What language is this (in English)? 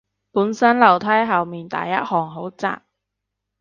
Cantonese